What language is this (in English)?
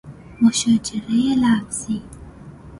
Persian